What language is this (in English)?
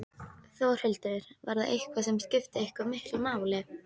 Icelandic